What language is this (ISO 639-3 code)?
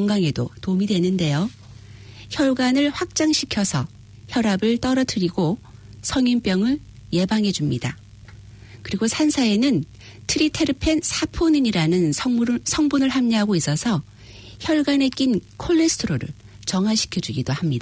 kor